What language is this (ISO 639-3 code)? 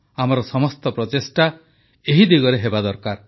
ori